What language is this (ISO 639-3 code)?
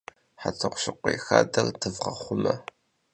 kbd